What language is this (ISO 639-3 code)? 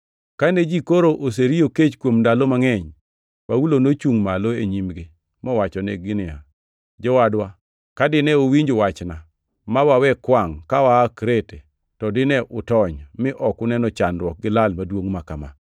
luo